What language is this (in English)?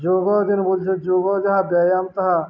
Odia